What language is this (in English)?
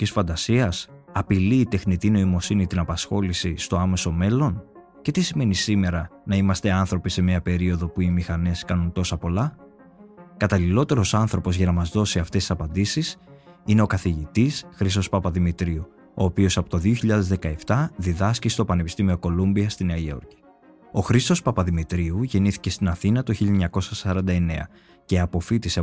Greek